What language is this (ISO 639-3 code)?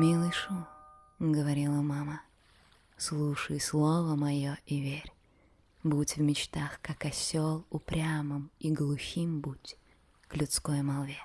rus